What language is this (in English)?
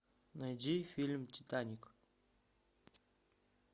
Russian